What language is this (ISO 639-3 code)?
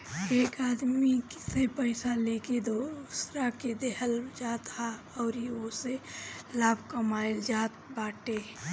bho